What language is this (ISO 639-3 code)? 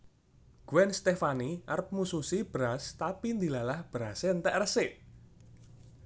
jav